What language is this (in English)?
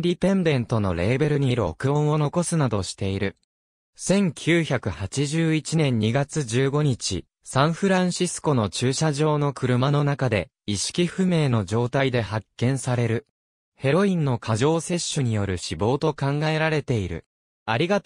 Japanese